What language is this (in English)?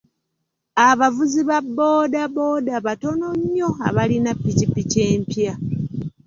Ganda